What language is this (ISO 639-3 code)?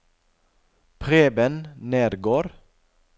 nor